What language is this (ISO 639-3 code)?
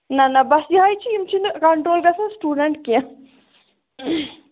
kas